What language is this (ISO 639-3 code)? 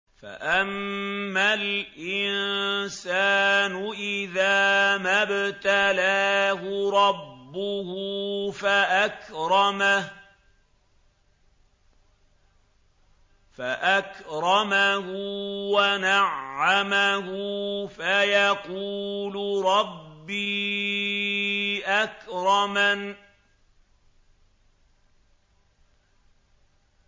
ara